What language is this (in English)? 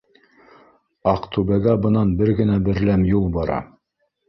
Bashkir